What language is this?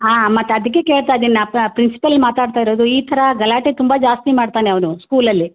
Kannada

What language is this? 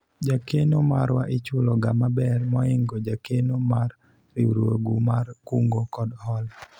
Luo (Kenya and Tanzania)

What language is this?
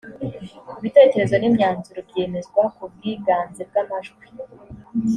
Kinyarwanda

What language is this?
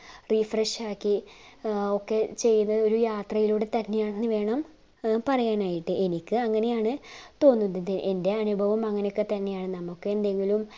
Malayalam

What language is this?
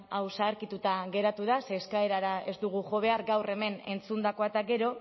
Basque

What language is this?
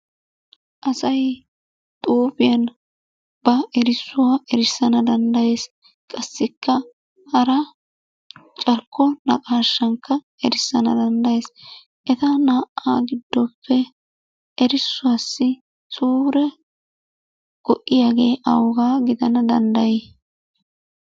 Wolaytta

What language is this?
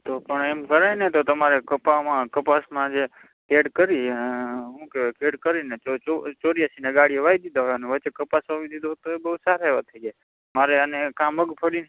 Gujarati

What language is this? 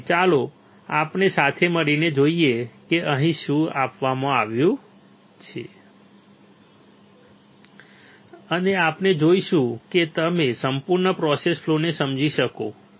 Gujarati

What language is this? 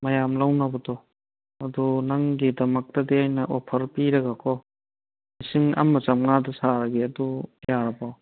Manipuri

